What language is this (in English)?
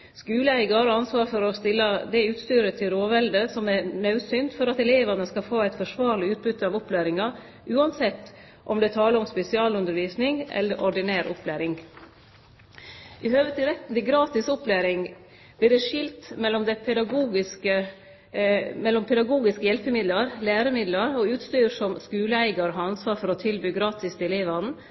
Norwegian Nynorsk